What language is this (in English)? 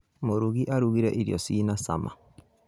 Kikuyu